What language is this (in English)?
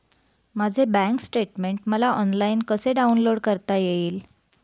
Marathi